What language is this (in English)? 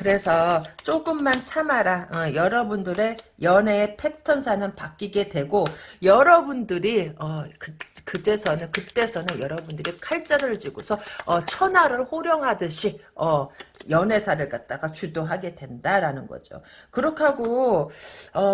Korean